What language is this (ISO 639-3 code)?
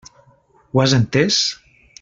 cat